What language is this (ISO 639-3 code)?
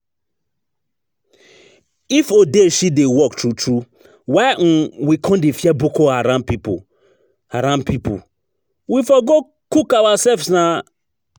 pcm